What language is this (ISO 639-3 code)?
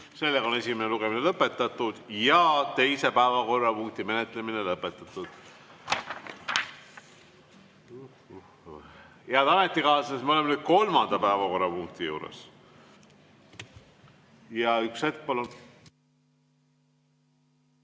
est